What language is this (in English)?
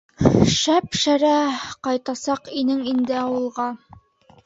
Bashkir